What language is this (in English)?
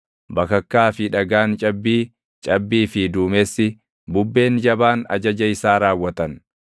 Oromo